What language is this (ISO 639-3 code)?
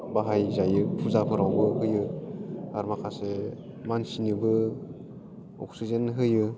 brx